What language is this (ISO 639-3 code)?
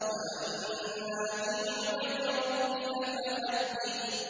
ara